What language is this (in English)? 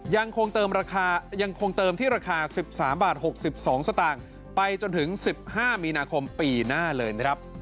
Thai